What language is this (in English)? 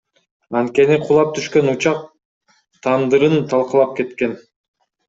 Kyrgyz